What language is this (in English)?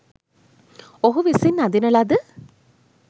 Sinhala